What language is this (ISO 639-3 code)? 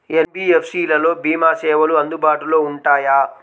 tel